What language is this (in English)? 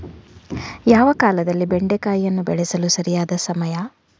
Kannada